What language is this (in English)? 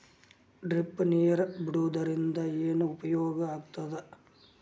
Kannada